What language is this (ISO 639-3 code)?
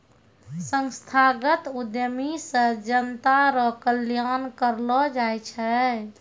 mai